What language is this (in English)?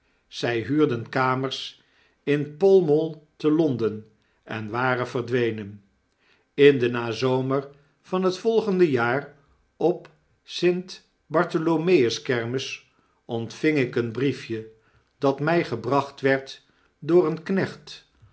Dutch